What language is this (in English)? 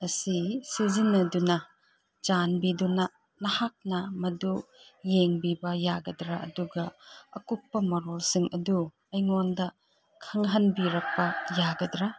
Manipuri